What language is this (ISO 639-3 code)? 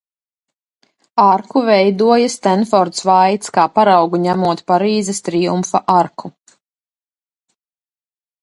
lav